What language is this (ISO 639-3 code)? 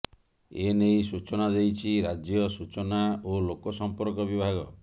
ori